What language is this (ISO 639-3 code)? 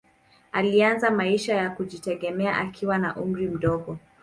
swa